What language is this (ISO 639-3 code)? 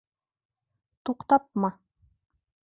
bak